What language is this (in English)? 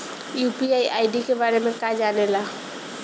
Bhojpuri